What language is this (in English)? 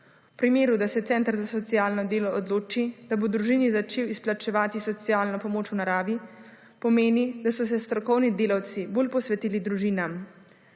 Slovenian